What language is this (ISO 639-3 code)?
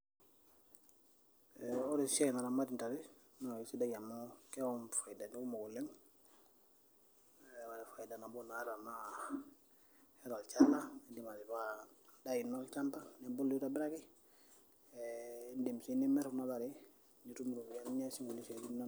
mas